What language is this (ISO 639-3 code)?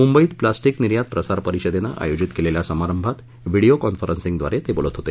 mar